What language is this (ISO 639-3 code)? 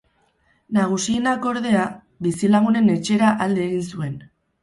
eus